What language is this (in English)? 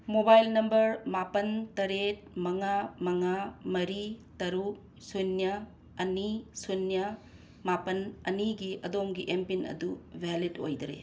Manipuri